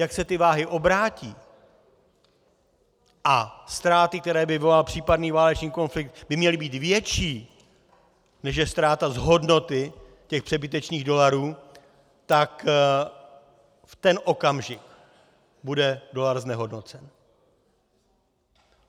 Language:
Czech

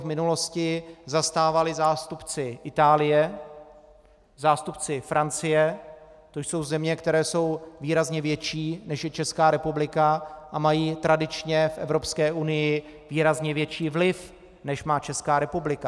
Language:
Czech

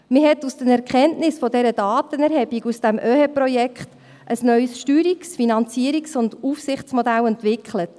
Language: Swiss German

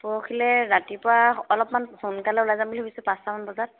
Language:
Assamese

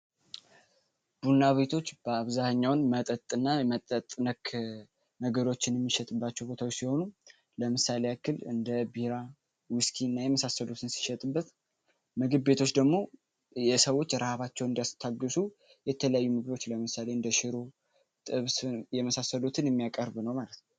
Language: Amharic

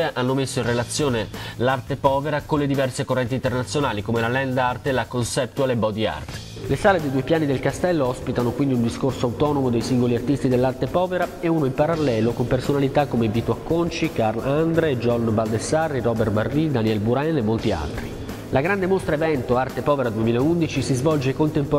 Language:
Italian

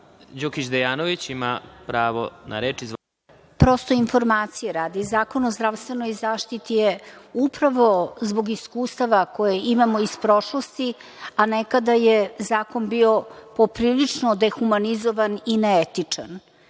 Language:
Serbian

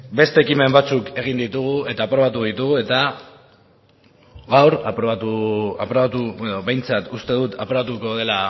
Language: Basque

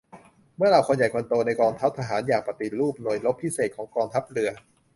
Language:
Thai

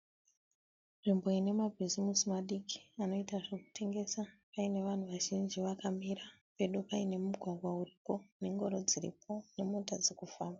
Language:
Shona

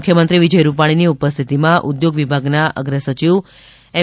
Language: Gujarati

